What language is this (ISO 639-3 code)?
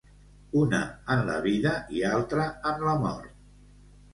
cat